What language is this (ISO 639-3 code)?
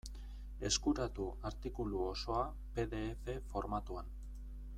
eus